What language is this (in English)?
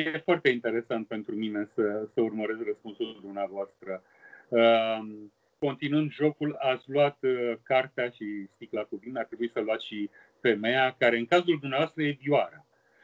Romanian